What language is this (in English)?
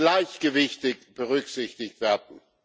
German